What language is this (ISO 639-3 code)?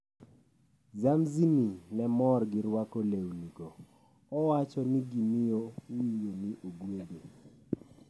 luo